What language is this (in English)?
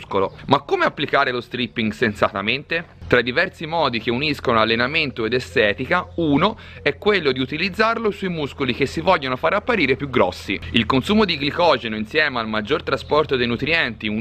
Italian